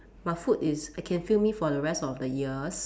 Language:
English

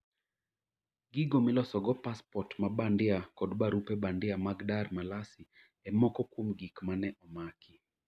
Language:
Luo (Kenya and Tanzania)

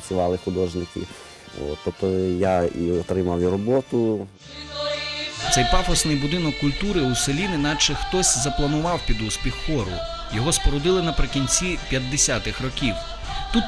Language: Ukrainian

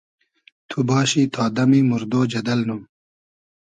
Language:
Hazaragi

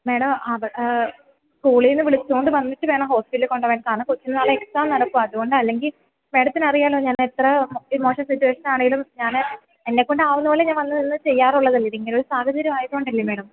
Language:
Malayalam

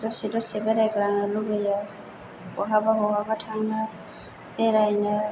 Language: Bodo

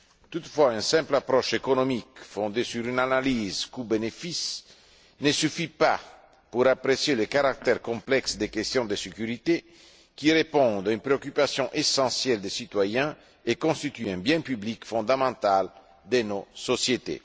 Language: French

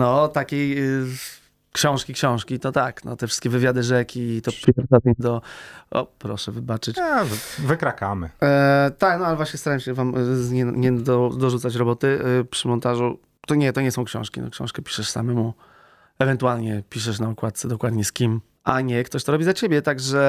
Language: Polish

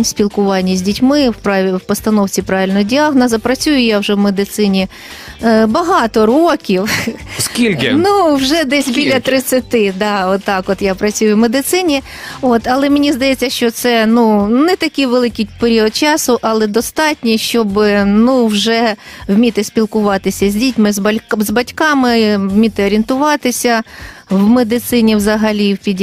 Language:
Ukrainian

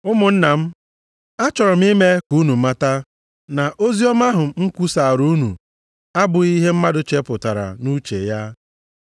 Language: Igbo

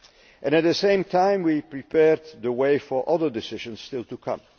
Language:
English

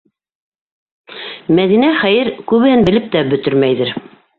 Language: Bashkir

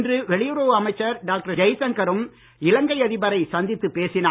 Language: Tamil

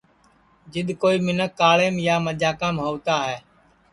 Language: Sansi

